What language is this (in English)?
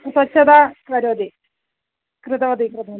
Sanskrit